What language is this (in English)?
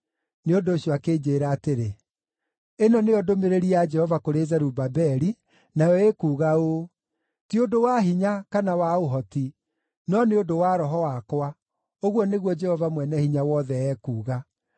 Kikuyu